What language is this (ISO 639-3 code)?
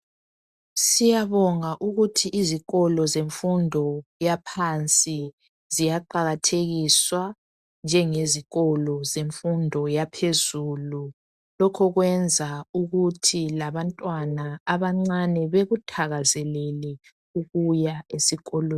nde